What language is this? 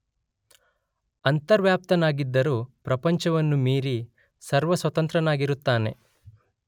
Kannada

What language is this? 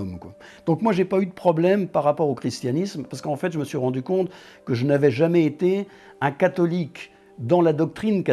French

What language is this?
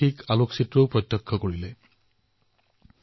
Assamese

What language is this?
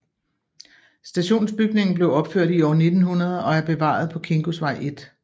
Danish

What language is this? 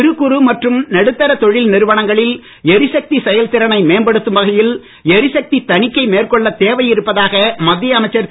Tamil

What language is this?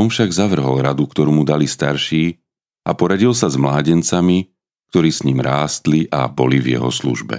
Slovak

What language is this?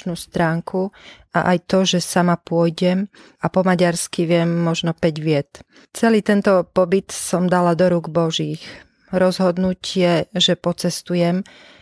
Slovak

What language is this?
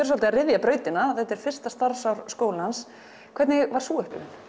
Icelandic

